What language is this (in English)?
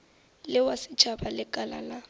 Northern Sotho